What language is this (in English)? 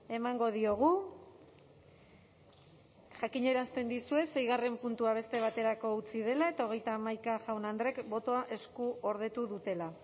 Basque